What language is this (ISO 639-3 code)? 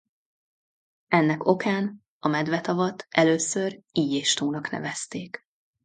hun